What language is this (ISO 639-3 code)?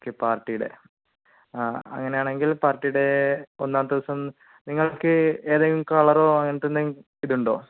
mal